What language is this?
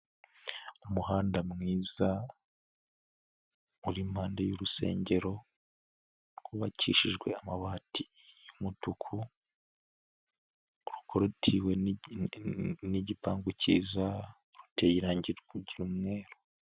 Kinyarwanda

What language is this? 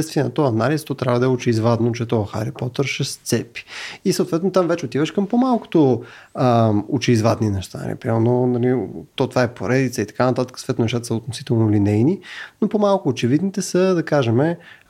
Bulgarian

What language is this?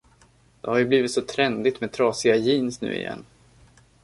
Swedish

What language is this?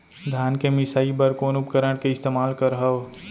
Chhattisgarhi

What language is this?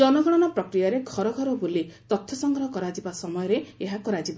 Odia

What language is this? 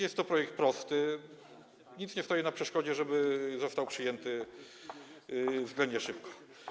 Polish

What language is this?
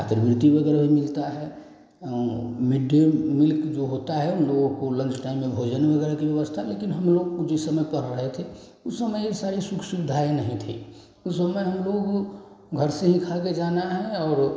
Hindi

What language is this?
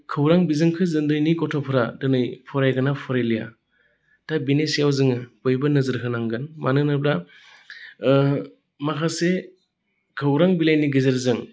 Bodo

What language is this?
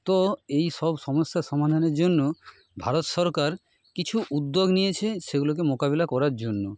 Bangla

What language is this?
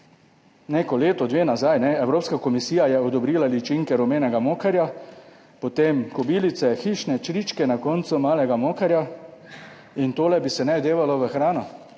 Slovenian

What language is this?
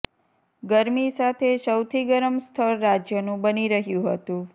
Gujarati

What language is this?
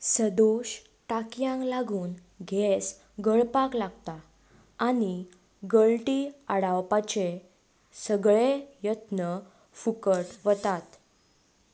Konkani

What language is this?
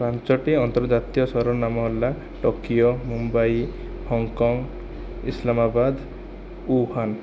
Odia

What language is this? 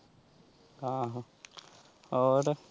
Punjabi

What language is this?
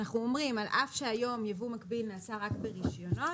Hebrew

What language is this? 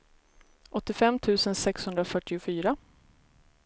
Swedish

